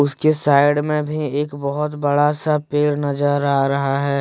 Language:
Hindi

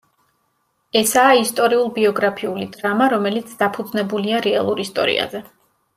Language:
Georgian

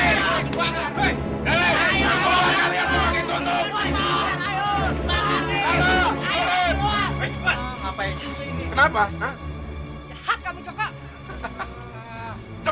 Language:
Indonesian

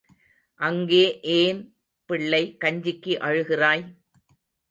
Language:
Tamil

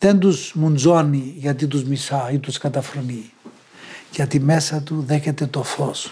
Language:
Greek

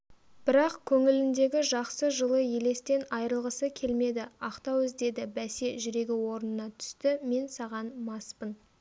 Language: Kazakh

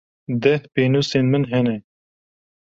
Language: Kurdish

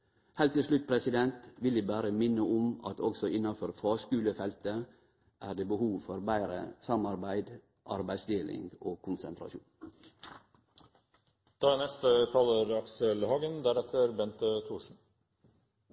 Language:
Norwegian Nynorsk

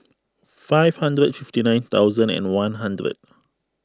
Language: English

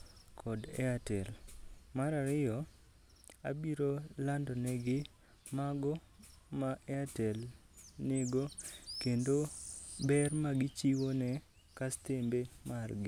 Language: Luo (Kenya and Tanzania)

